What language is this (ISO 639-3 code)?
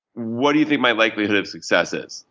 eng